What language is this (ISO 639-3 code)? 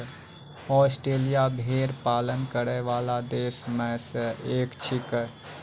mai